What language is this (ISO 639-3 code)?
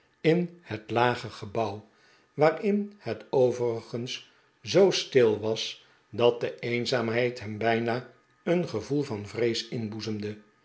nld